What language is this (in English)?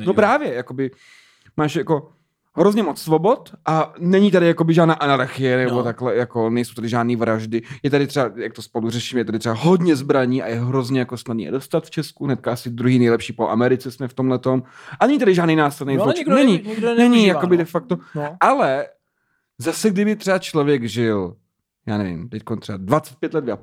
Czech